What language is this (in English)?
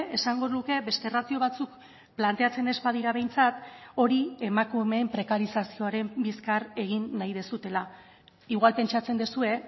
Basque